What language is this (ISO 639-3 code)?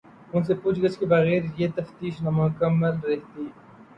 urd